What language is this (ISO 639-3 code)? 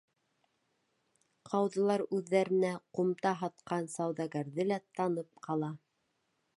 bak